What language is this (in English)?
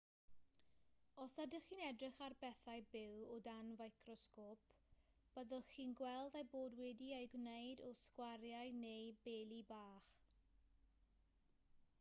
Welsh